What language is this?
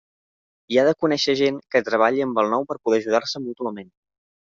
Catalan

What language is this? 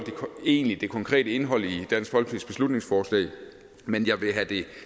Danish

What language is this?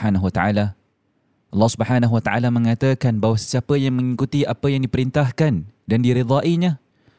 Malay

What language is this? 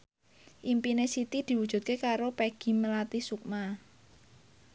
Javanese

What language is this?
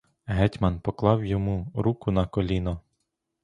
Ukrainian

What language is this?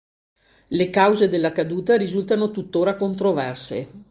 Italian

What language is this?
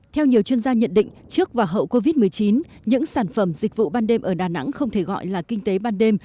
Vietnamese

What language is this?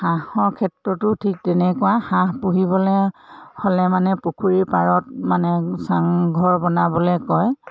Assamese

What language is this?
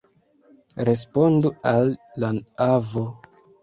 Esperanto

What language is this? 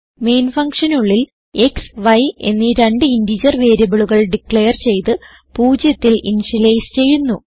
Malayalam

